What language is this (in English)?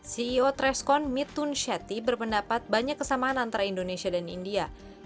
Indonesian